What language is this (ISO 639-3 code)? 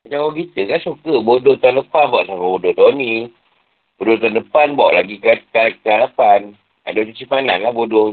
msa